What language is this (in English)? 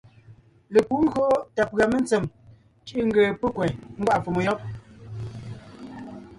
Ngiemboon